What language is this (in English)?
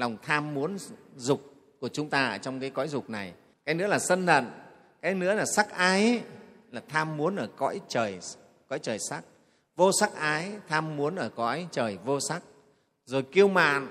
Vietnamese